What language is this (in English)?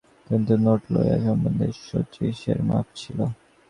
Bangla